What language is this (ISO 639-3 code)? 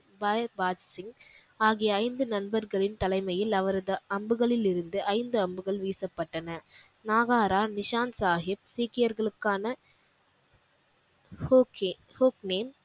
tam